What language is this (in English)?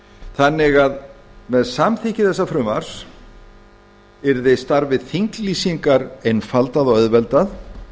Icelandic